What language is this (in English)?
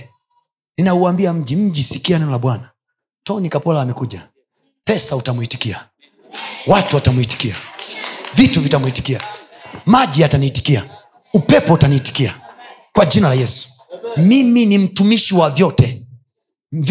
Swahili